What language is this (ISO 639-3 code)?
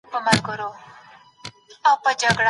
pus